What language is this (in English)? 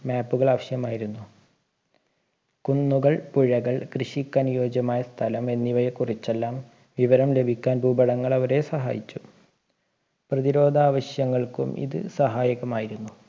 Malayalam